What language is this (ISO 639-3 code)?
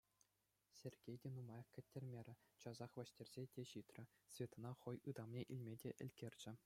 chv